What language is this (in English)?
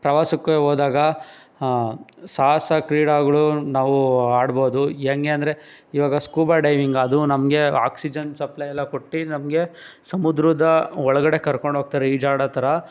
Kannada